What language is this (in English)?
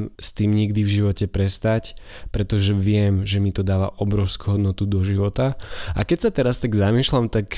Slovak